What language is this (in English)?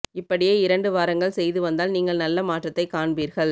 Tamil